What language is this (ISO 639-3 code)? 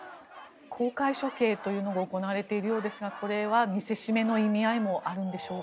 jpn